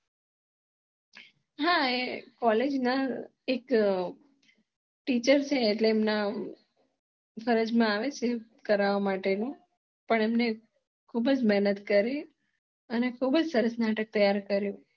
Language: Gujarati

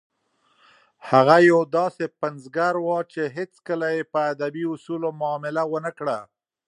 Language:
Pashto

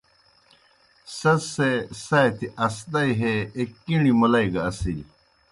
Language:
Kohistani Shina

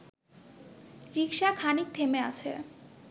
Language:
Bangla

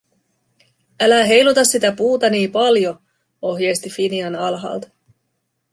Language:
Finnish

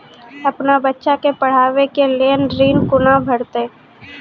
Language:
Maithili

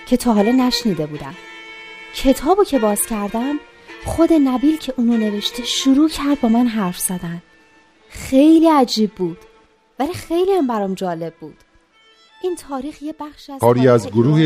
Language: Persian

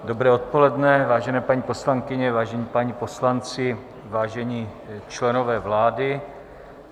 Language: Czech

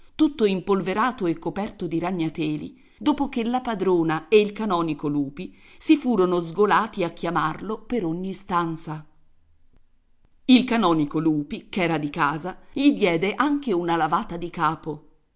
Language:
Italian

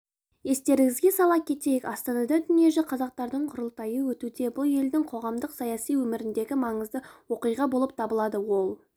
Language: Kazakh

